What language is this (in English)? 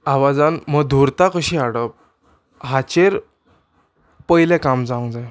Konkani